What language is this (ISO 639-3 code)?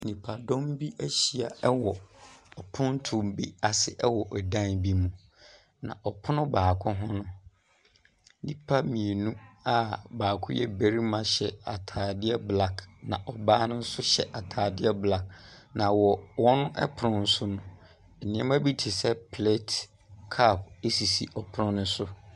aka